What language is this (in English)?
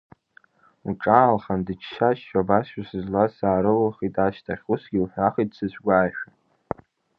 Abkhazian